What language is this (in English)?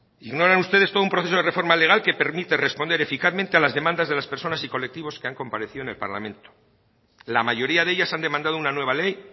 Spanish